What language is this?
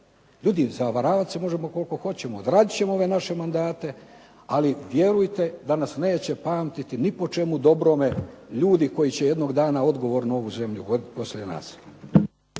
Croatian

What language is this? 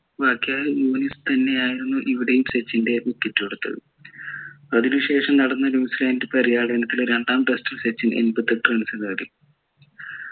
Malayalam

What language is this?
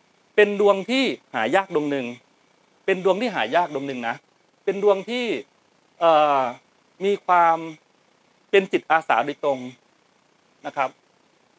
Thai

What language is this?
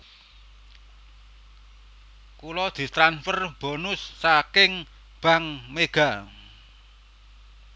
Javanese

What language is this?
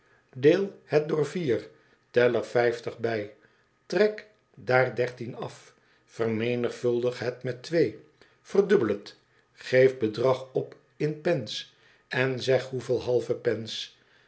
Dutch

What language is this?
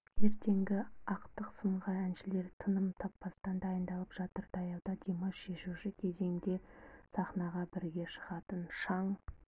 Kazakh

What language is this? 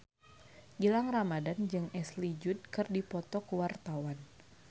Sundanese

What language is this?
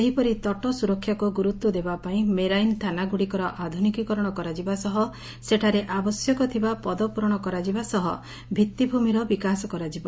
Odia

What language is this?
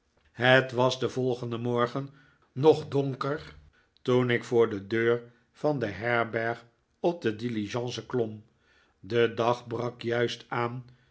Dutch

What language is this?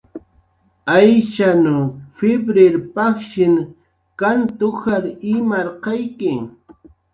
Jaqaru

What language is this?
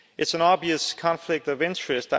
English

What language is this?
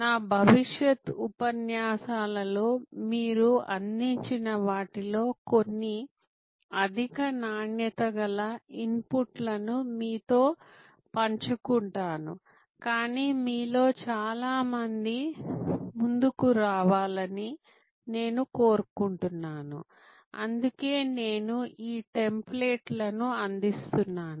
Telugu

